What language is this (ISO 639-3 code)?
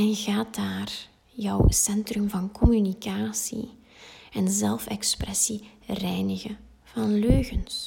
nld